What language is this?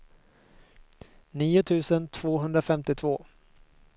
Swedish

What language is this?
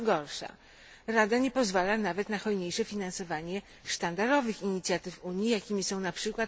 Polish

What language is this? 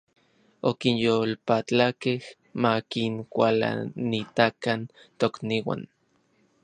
Orizaba Nahuatl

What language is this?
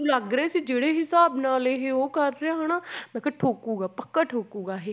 Punjabi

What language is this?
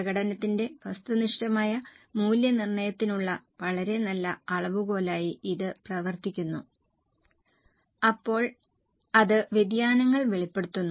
Malayalam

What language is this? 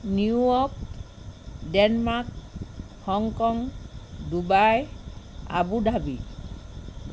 Assamese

